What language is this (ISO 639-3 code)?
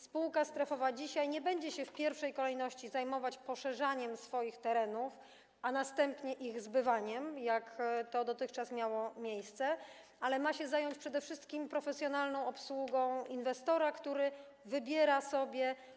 pol